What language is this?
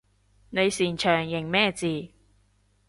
Cantonese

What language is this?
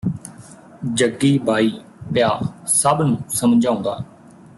Punjabi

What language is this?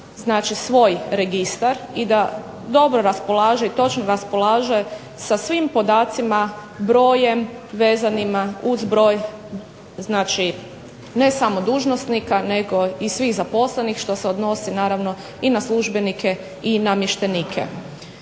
Croatian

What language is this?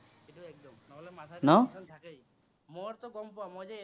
Assamese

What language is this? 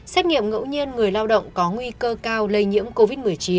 Vietnamese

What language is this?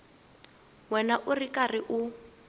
Tsonga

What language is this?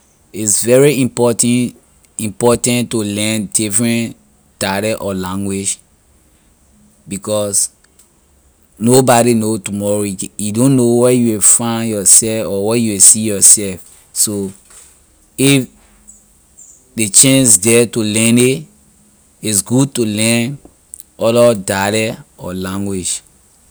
Liberian English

